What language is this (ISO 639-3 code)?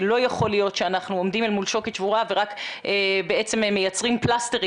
heb